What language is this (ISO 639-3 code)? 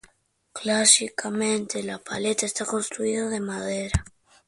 spa